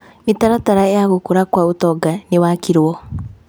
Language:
Kikuyu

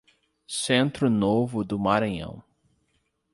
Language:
Portuguese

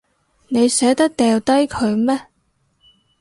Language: Cantonese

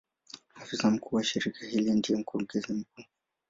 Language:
Swahili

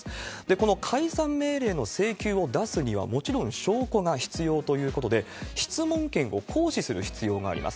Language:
Japanese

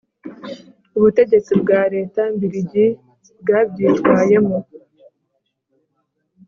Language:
Kinyarwanda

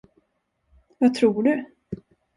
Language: Swedish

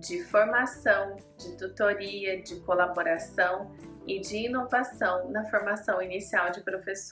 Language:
Portuguese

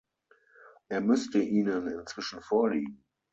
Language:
German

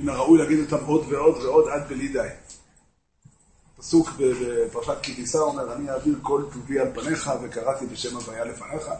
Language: Hebrew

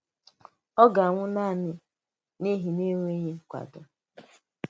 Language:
Igbo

